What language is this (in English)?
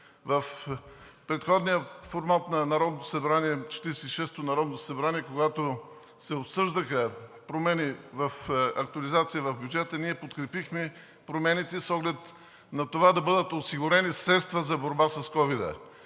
Bulgarian